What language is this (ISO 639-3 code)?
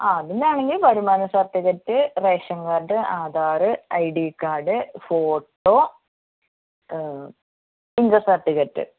mal